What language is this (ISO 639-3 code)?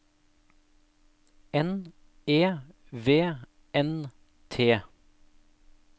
nor